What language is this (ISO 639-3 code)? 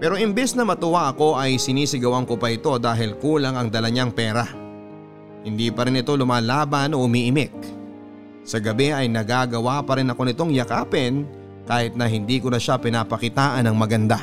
fil